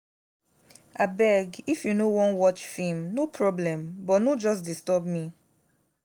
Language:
Nigerian Pidgin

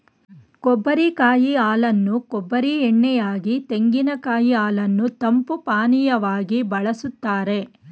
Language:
Kannada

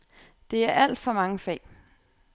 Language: Danish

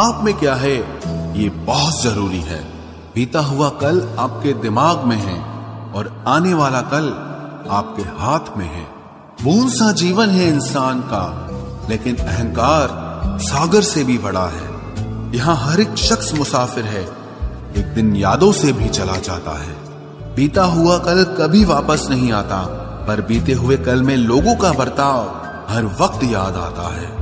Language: Hindi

